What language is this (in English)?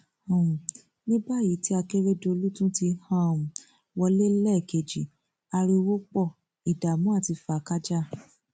Yoruba